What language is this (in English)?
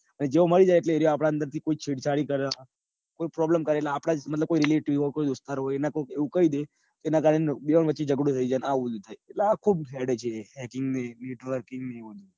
Gujarati